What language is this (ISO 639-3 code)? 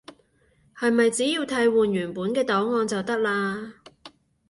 yue